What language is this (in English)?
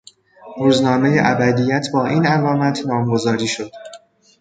Persian